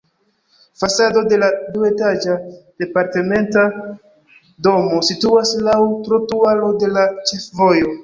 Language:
Esperanto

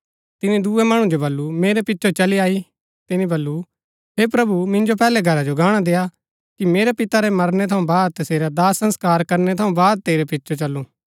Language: Gaddi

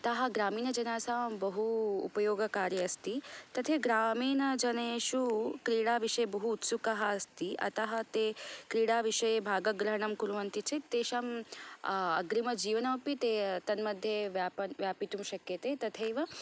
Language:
Sanskrit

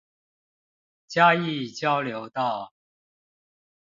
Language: Chinese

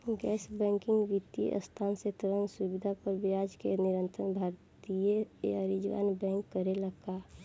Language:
Bhojpuri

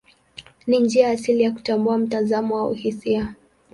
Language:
Swahili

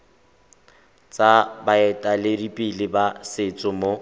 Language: Tswana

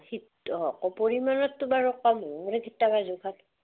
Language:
Assamese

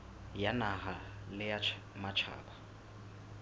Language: Southern Sotho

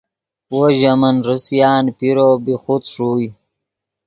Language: Yidgha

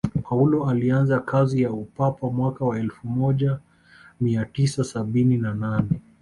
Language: Swahili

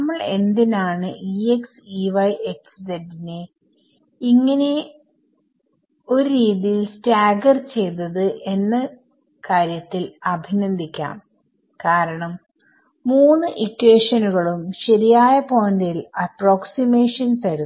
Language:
Malayalam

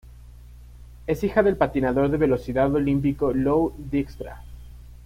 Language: Spanish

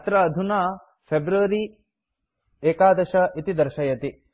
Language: Sanskrit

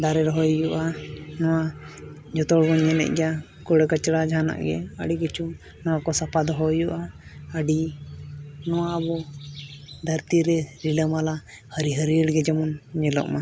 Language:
Santali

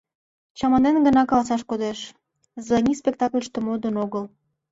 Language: Mari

